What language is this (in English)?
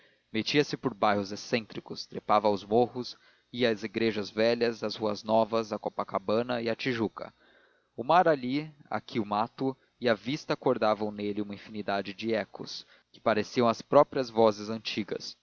Portuguese